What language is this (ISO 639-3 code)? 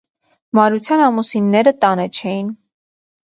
hye